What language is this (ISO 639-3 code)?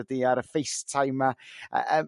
cym